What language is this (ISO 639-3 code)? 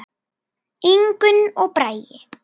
isl